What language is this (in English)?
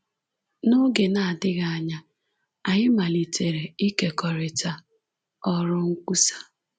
Igbo